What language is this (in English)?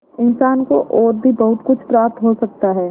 Hindi